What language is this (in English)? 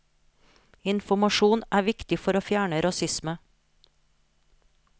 Norwegian